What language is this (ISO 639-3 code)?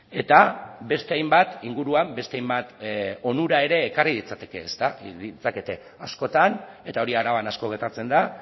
eus